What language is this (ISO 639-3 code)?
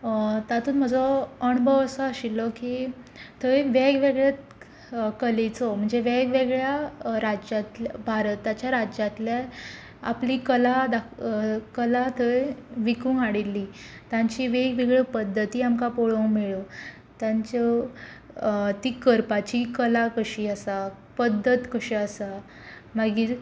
kok